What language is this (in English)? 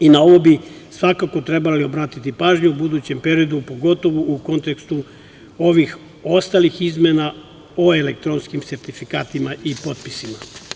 Serbian